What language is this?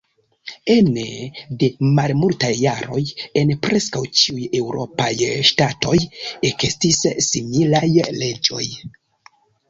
Esperanto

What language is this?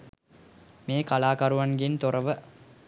Sinhala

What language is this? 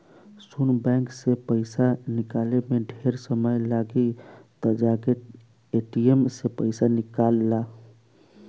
Bhojpuri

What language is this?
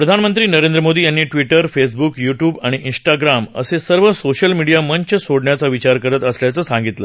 Marathi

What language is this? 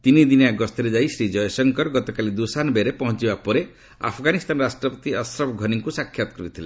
Odia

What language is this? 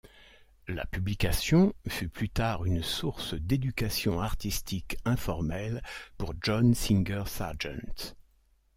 French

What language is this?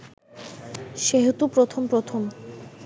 Bangla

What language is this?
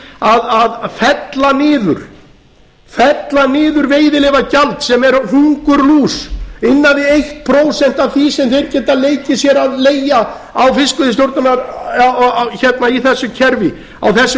Icelandic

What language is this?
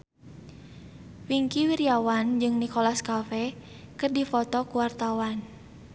Sundanese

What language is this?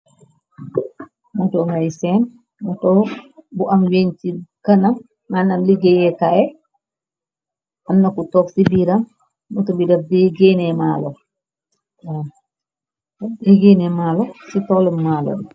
Wolof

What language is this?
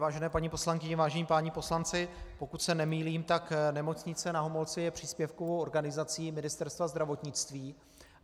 Czech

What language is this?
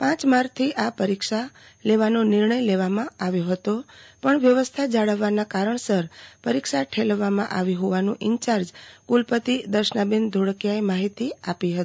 Gujarati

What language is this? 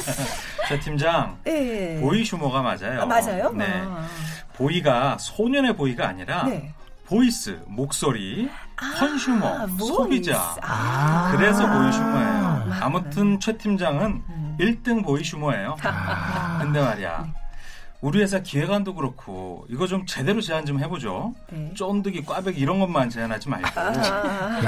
Korean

